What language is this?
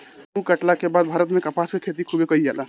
Bhojpuri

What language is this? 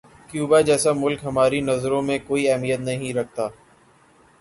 Urdu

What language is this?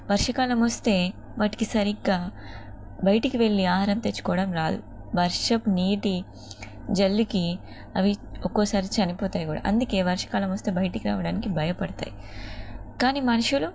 Telugu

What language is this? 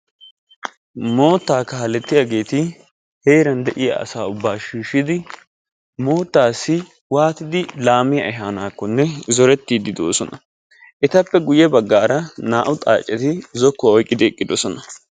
Wolaytta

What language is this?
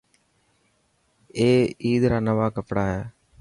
Dhatki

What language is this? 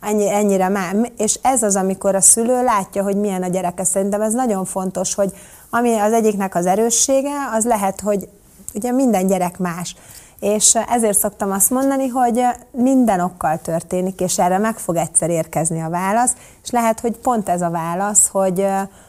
Hungarian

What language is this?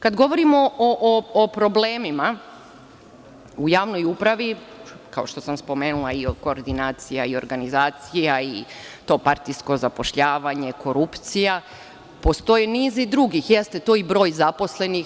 Serbian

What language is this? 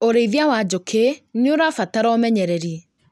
Kikuyu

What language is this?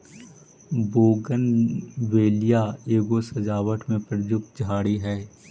Magahi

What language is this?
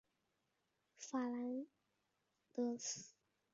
Chinese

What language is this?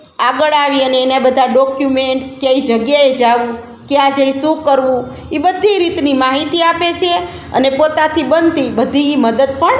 Gujarati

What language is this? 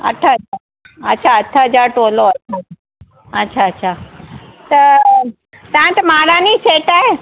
Sindhi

